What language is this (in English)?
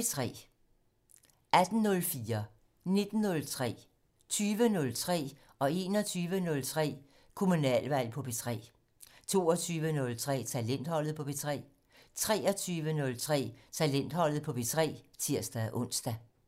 Danish